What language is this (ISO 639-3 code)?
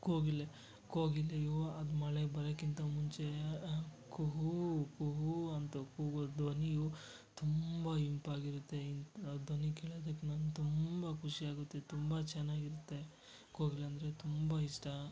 kan